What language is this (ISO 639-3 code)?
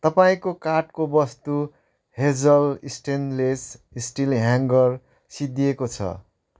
nep